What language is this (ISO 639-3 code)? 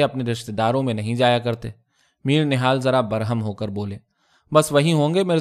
urd